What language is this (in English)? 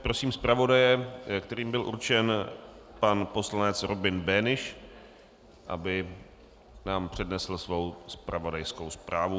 Czech